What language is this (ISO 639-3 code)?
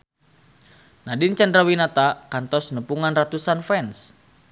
sun